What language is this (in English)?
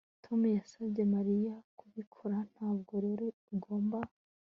Kinyarwanda